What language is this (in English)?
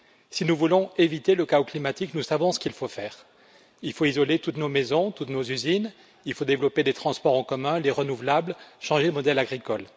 French